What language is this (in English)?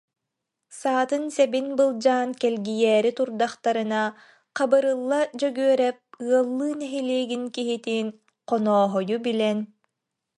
Yakut